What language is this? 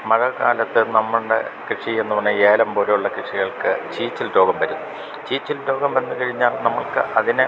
Malayalam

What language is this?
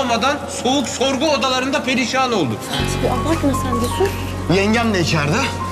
Turkish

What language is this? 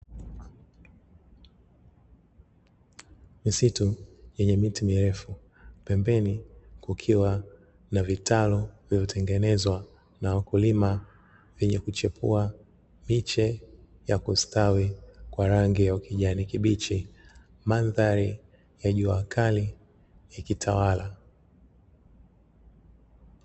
Swahili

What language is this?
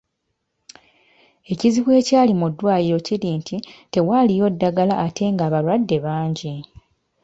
Ganda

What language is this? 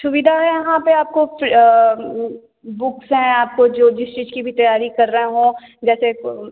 Hindi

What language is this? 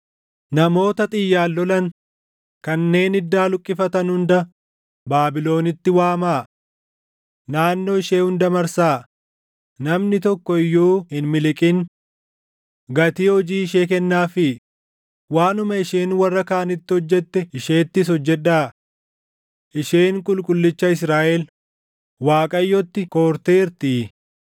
Oromo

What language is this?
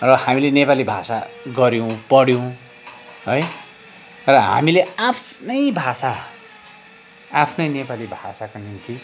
Nepali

